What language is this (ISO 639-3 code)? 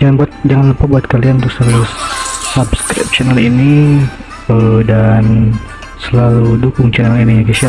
ind